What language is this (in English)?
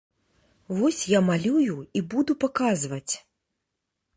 Belarusian